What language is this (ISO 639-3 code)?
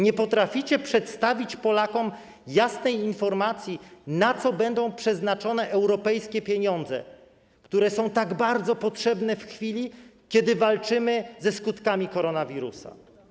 pol